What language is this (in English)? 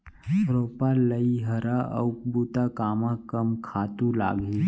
Chhattisgarhi